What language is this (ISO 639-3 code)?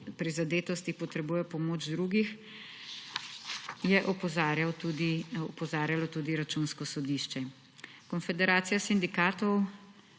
slv